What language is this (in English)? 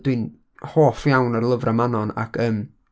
Welsh